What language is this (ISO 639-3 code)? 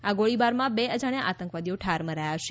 guj